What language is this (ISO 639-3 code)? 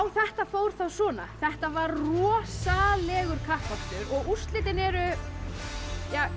isl